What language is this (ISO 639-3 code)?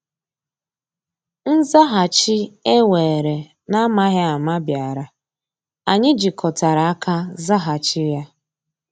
ibo